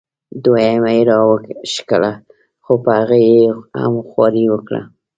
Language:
Pashto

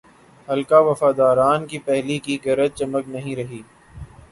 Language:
Urdu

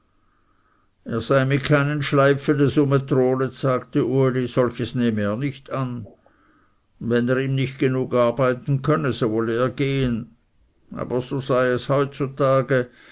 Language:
German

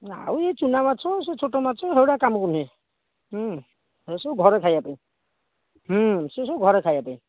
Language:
Odia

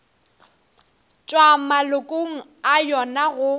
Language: Northern Sotho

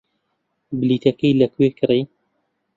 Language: Central Kurdish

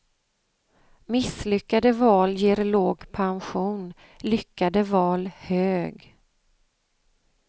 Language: Swedish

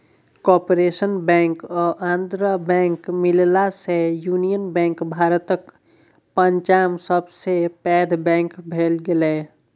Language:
Maithili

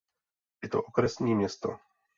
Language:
Czech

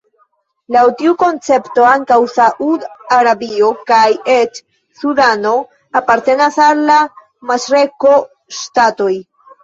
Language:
Esperanto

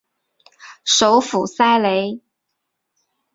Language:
Chinese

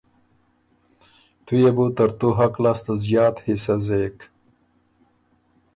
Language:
Ormuri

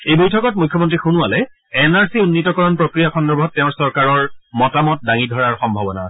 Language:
Assamese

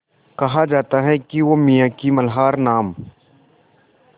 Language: Hindi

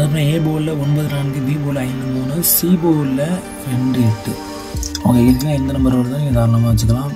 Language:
Tamil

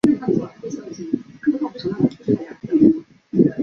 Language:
Chinese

